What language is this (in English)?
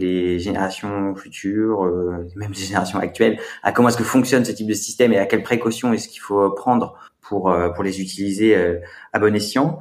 French